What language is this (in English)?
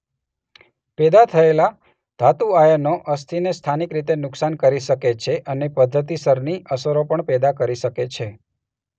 Gujarati